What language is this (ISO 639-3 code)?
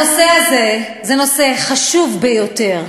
heb